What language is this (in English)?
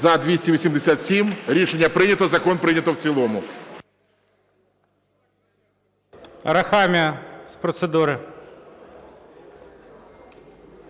Ukrainian